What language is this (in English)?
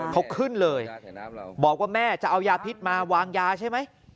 Thai